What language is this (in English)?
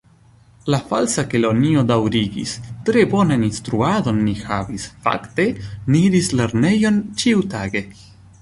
Esperanto